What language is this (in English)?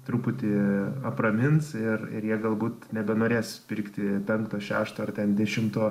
Lithuanian